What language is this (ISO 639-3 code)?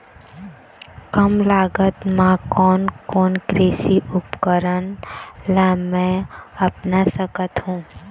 hne